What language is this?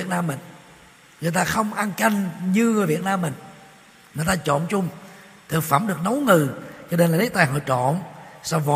Vietnamese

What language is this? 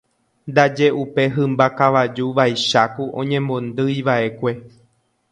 Guarani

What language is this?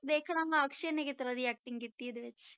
Punjabi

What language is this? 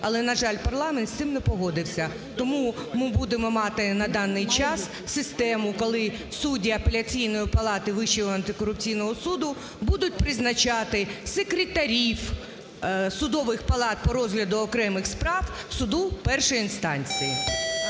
Ukrainian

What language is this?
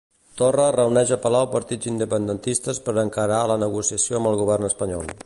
Catalan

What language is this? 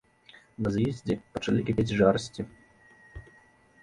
Belarusian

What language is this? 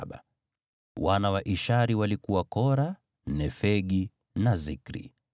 Swahili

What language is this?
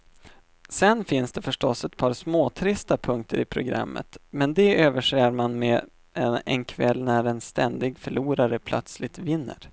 Swedish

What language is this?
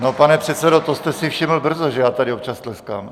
Czech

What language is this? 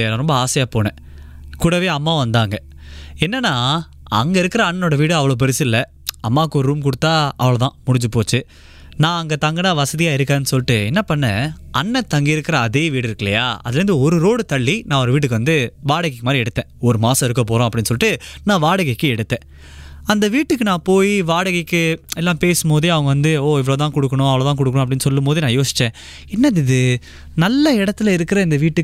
Tamil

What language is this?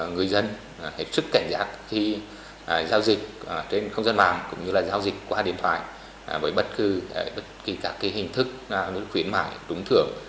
Vietnamese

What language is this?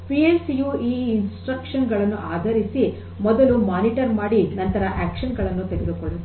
Kannada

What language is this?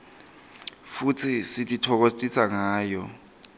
Swati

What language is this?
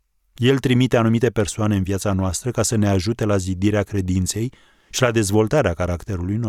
Romanian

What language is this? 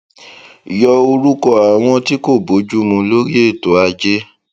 Yoruba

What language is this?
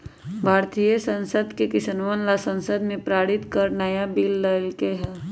Magahi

